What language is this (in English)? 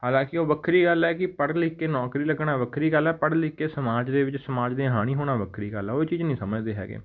Punjabi